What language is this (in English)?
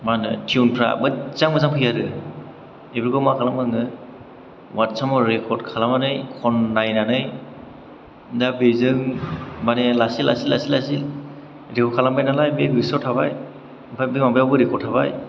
Bodo